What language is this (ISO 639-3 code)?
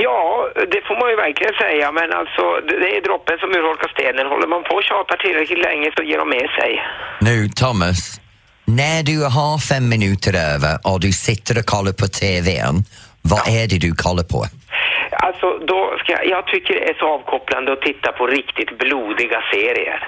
swe